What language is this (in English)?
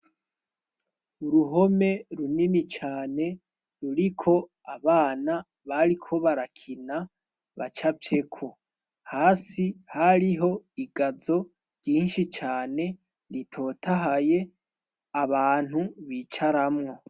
Rundi